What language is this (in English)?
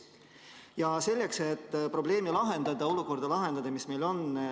Estonian